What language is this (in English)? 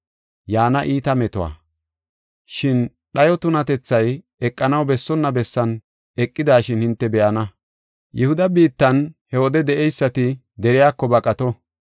Gofa